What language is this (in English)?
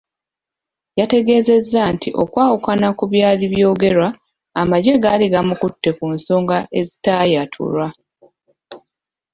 Ganda